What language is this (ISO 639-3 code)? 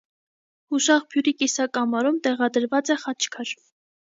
hye